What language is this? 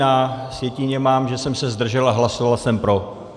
Czech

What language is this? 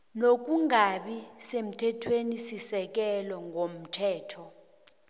South Ndebele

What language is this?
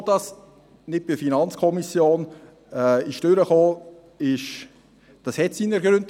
Swiss German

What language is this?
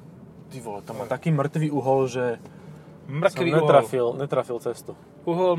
Slovak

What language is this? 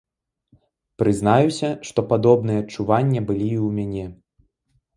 Belarusian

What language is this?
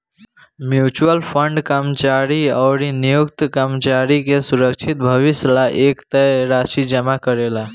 Bhojpuri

